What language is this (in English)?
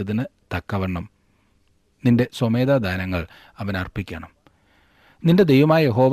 Malayalam